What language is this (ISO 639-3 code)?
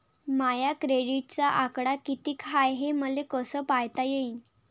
mar